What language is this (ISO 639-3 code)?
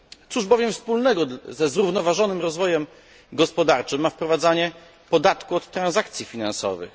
pol